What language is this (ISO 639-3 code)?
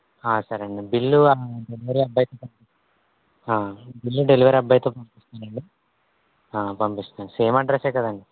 tel